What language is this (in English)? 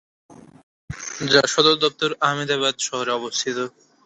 Bangla